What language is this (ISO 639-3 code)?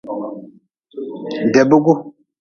nmz